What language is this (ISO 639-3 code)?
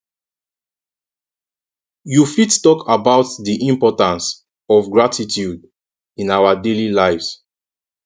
pcm